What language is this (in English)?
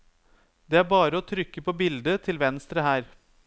Norwegian